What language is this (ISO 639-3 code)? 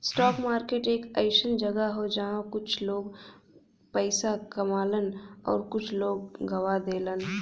bho